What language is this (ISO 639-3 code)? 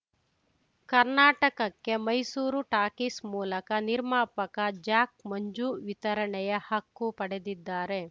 kan